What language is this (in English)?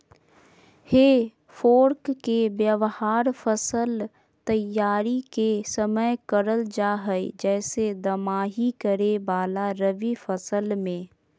Magahi